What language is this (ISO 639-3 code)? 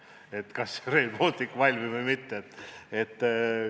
est